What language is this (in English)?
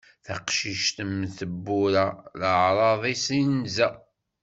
Kabyle